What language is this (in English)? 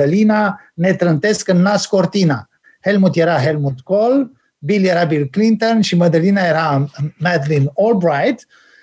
Romanian